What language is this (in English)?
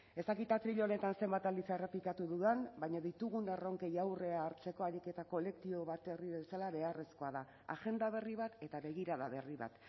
Basque